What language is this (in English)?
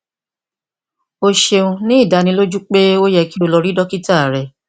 Yoruba